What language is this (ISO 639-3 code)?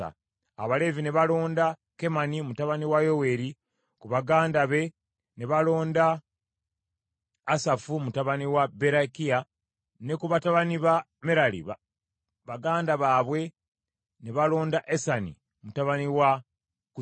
lug